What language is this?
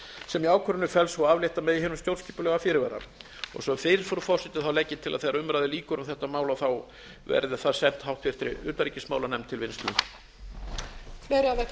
Icelandic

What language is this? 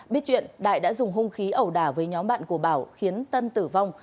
Vietnamese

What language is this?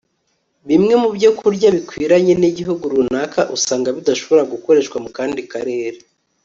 Kinyarwanda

